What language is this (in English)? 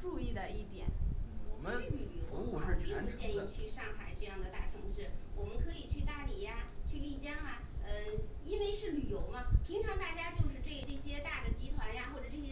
Chinese